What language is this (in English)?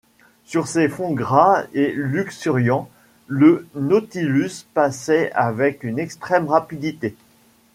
French